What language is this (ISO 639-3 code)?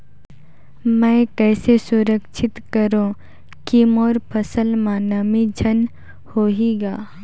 hne